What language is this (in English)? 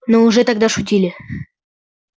Russian